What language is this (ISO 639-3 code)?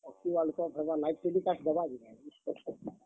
ori